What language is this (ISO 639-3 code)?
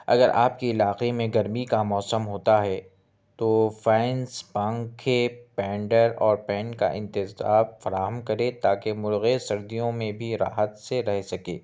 urd